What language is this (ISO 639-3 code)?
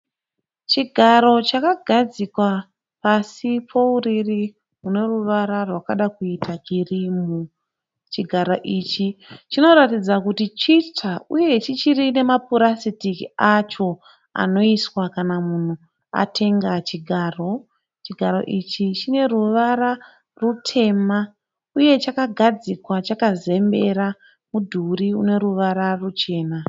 sna